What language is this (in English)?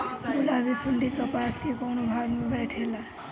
Bhojpuri